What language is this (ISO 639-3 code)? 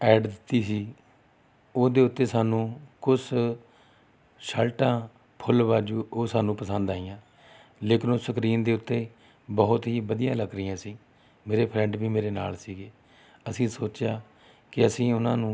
pan